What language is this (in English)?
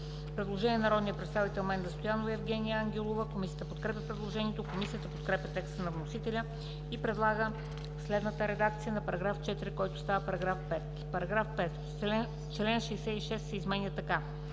Bulgarian